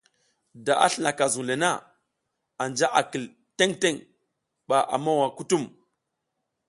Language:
South Giziga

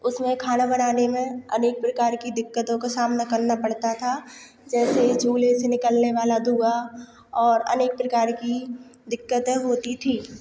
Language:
Hindi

